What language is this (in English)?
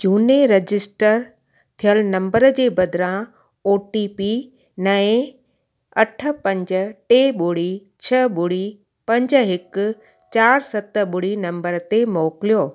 Sindhi